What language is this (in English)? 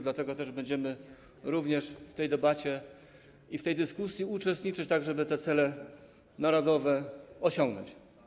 Polish